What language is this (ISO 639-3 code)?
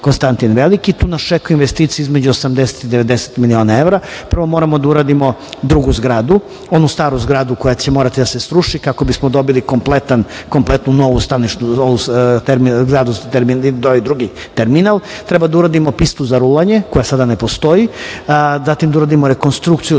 srp